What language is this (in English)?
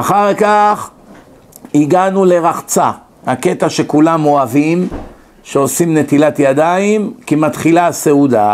Hebrew